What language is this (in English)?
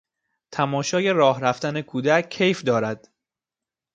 Persian